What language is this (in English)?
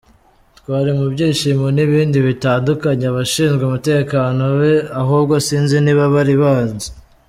Kinyarwanda